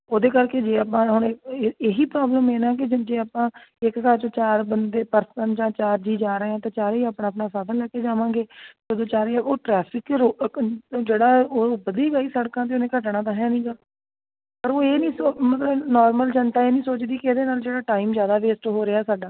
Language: Punjabi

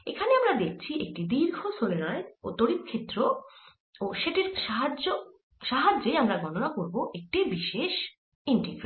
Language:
Bangla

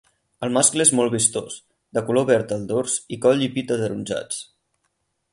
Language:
Catalan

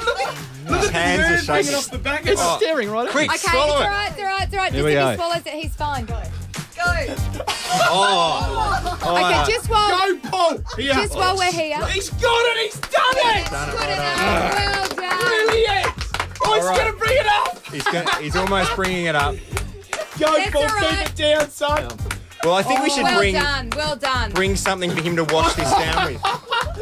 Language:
English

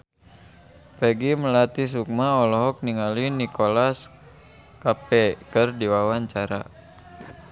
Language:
Sundanese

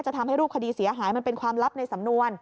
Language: Thai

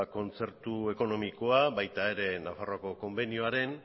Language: Basque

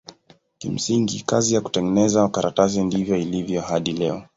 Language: Swahili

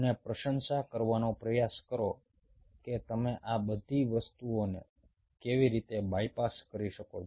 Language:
Gujarati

